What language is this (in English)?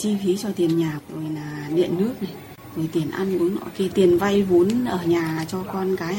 Vietnamese